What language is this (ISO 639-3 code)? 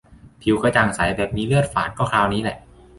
tha